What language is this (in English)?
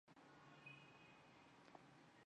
Chinese